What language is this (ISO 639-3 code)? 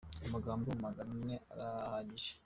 kin